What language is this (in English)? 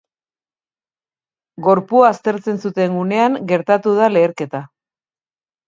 Basque